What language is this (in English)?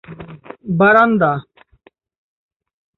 Bangla